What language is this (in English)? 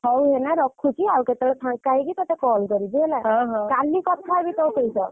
Odia